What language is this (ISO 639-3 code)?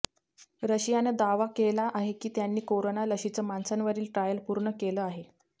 mar